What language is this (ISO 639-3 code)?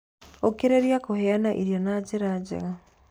kik